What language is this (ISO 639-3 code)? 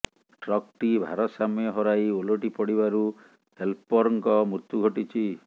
ori